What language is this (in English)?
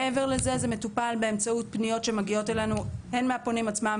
Hebrew